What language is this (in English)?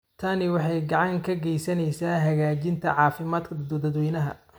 Somali